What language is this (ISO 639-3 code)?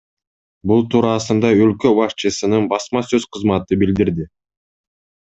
kir